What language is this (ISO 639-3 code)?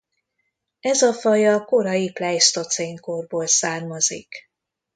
hun